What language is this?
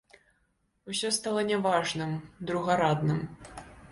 Belarusian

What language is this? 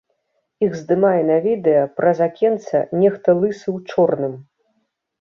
Belarusian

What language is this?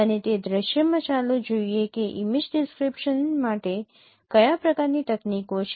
Gujarati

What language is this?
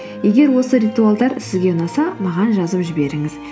Kazakh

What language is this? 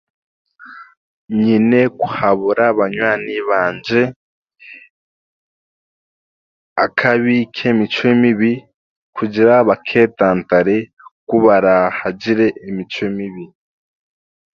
Chiga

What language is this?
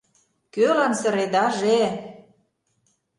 Mari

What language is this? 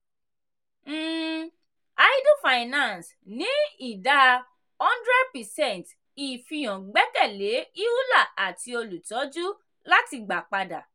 Yoruba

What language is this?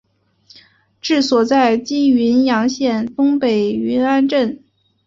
Chinese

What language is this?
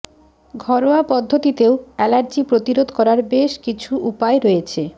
Bangla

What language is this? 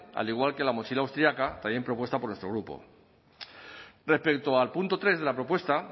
Spanish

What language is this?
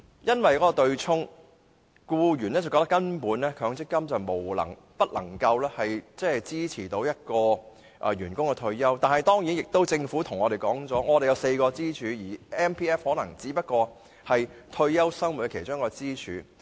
Cantonese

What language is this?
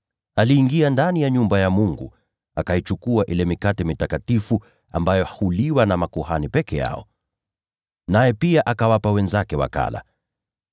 Swahili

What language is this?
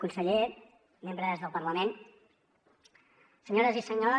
Catalan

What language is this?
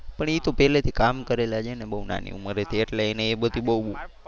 Gujarati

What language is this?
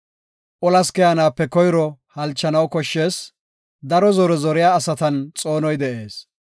Gofa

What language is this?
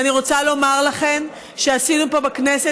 Hebrew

